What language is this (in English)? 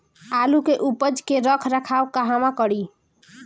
Bhojpuri